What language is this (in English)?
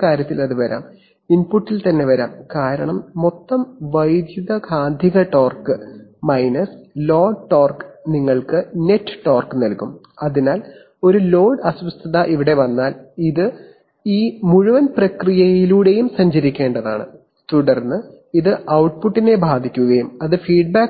Malayalam